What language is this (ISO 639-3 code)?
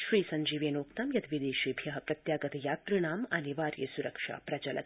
san